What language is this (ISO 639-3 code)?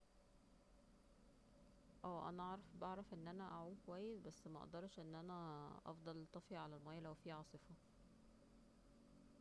arz